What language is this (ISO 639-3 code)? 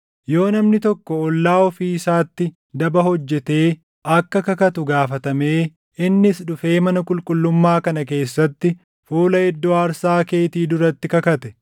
orm